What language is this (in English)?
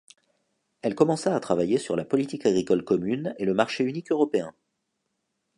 French